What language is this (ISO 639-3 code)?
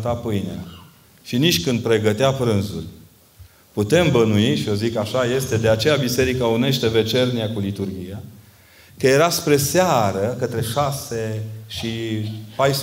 ron